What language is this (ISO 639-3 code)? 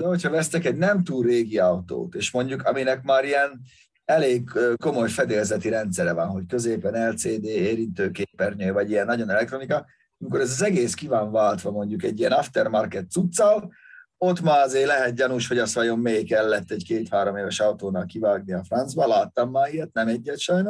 hun